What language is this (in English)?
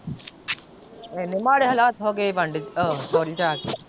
Punjabi